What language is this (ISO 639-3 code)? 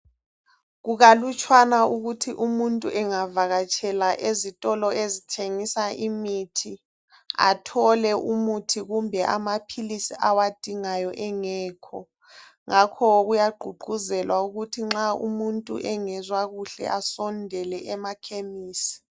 nde